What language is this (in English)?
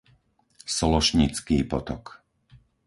Slovak